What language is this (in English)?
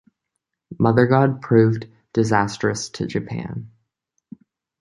English